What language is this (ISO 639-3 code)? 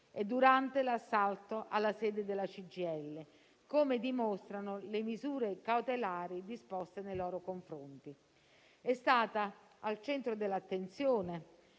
ita